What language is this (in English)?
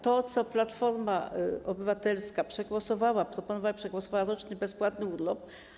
Polish